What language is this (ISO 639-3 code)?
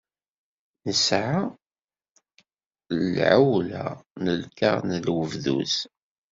kab